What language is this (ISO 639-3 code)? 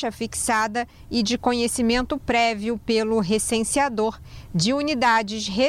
por